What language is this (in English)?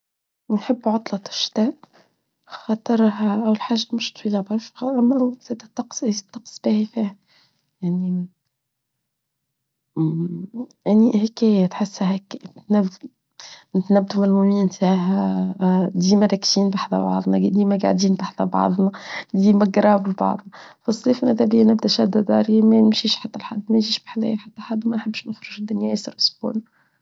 Tunisian Arabic